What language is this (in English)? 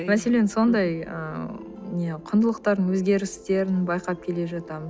Kazakh